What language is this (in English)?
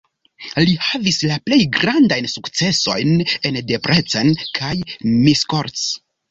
Esperanto